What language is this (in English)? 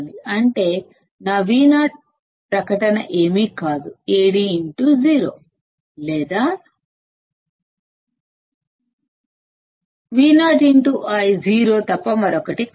Telugu